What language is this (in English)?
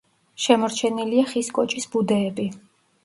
Georgian